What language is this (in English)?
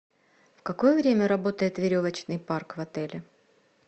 Russian